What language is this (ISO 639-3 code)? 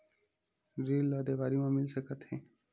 hne